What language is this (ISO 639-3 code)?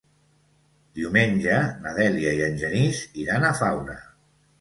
cat